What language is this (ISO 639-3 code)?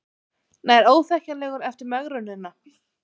isl